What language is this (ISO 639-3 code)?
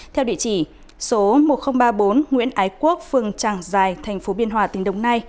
vie